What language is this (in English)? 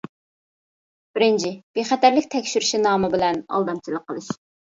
Uyghur